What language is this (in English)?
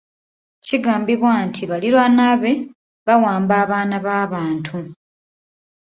Ganda